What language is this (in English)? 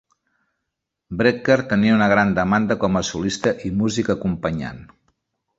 Catalan